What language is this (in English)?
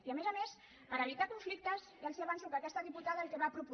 Catalan